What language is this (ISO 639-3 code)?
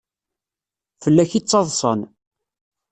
kab